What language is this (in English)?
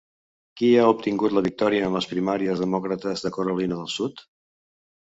Catalan